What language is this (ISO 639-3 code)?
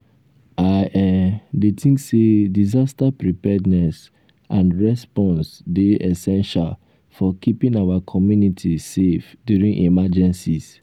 pcm